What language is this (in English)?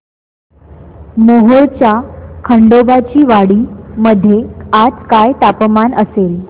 Marathi